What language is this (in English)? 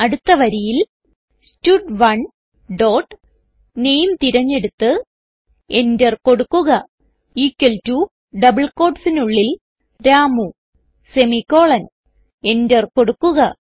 Malayalam